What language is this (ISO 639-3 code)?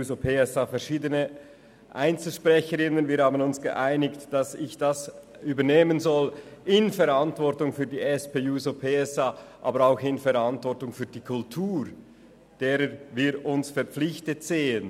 gsw